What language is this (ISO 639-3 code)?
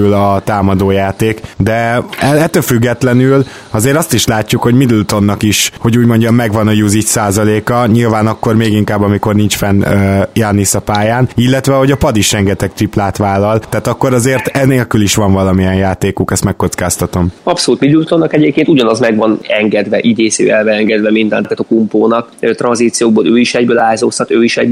hun